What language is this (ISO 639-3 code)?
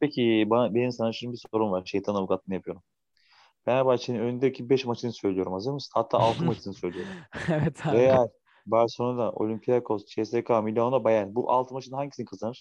tur